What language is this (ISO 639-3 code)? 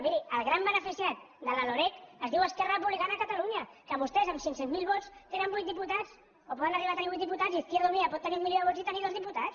cat